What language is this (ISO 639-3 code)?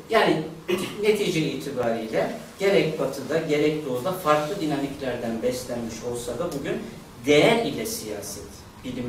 tur